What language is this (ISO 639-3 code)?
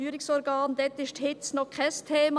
gsw